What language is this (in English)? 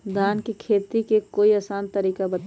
Magahi